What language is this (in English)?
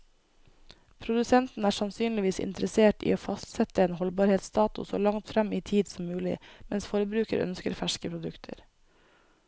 Norwegian